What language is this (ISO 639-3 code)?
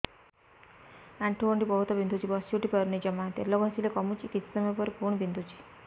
ori